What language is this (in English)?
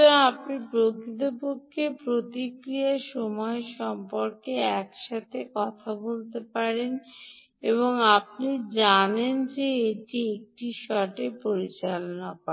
Bangla